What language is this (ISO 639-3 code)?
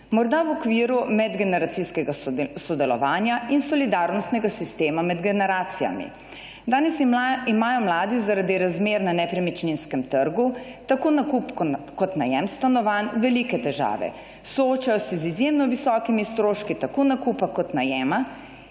slv